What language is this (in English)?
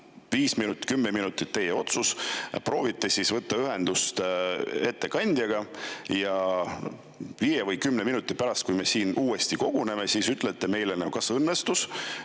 Estonian